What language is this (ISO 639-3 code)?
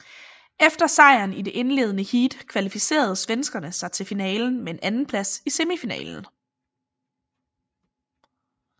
dan